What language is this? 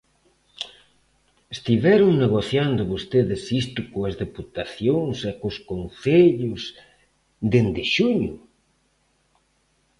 Galician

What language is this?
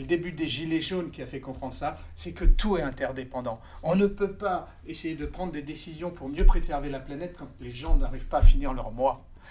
French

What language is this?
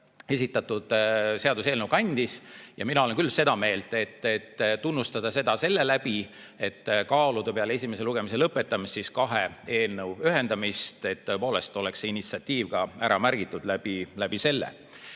Estonian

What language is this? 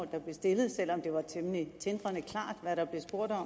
Danish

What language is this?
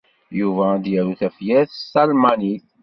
Kabyle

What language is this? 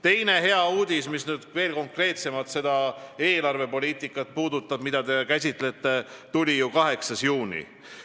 Estonian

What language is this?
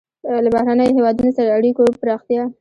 Pashto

